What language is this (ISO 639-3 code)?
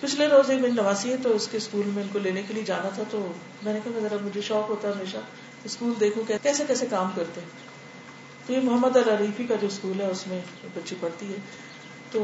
urd